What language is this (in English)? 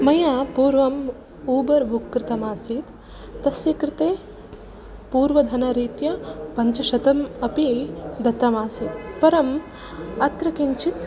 Sanskrit